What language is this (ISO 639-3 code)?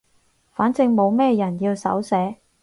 yue